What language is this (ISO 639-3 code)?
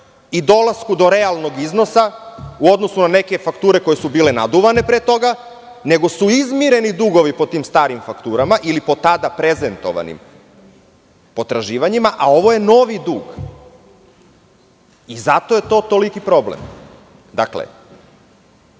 srp